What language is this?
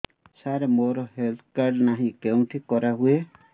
Odia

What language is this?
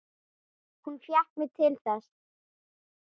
Icelandic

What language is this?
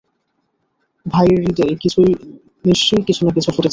Bangla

